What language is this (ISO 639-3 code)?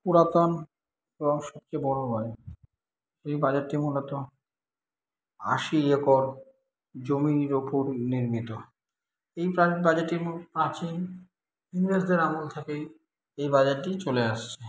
ben